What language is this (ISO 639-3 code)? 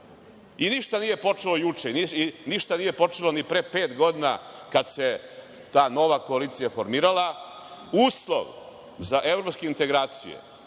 srp